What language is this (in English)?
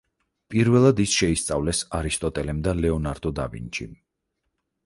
Georgian